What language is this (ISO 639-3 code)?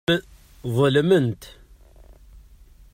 kab